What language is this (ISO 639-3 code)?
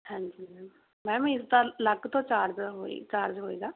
pan